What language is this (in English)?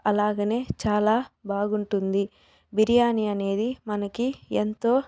Telugu